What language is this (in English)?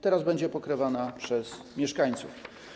Polish